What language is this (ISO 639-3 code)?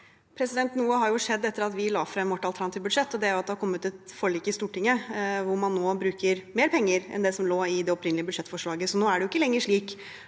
nor